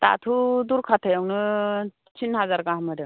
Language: Bodo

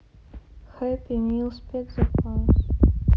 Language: Russian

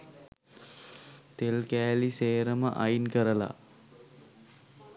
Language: Sinhala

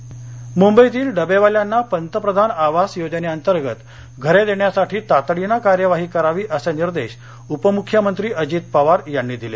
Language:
Marathi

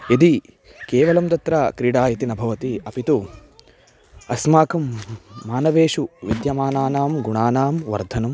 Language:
Sanskrit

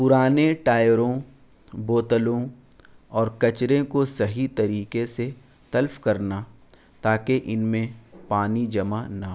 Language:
Urdu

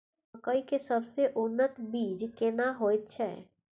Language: Maithili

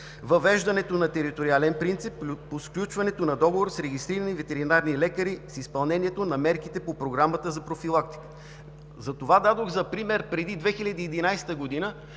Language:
Bulgarian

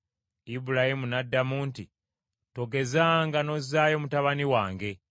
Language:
Ganda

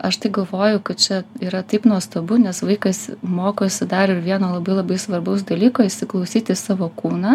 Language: Lithuanian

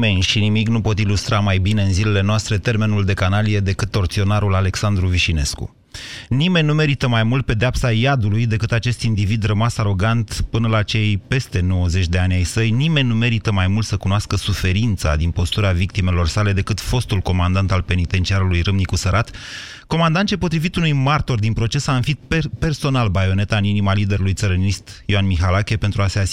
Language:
Romanian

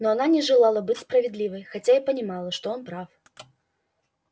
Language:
Russian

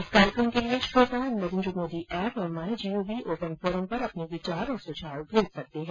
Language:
Hindi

